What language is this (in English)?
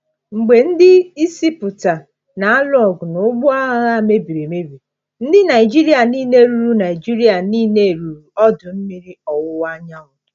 Igbo